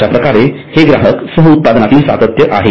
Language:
Marathi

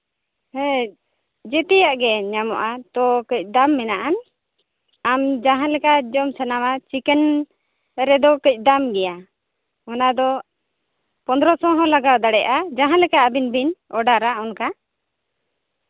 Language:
Santali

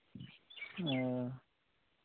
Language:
Santali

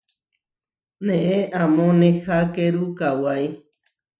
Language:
Huarijio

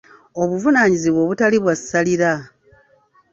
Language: Ganda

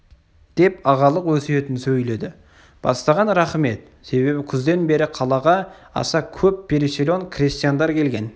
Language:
Kazakh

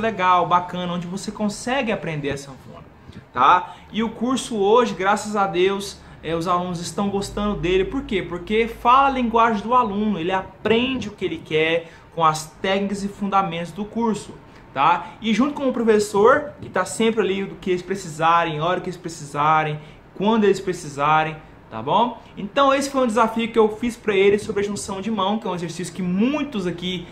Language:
Portuguese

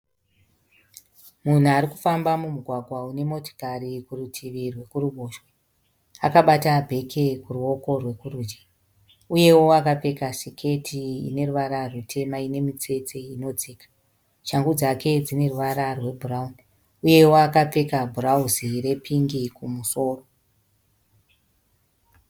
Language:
Shona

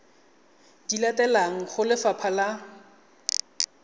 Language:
Tswana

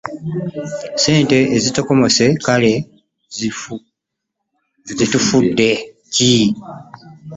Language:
Ganda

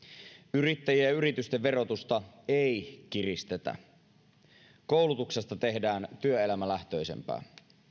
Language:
Finnish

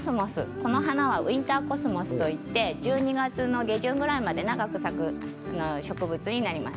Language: Japanese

